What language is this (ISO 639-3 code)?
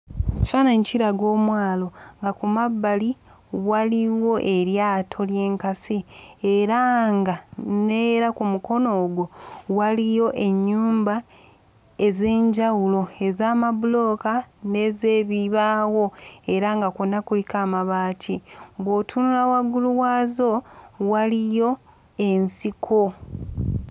lug